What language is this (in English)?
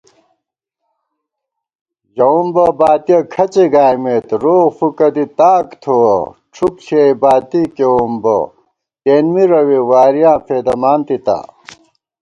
Gawar-Bati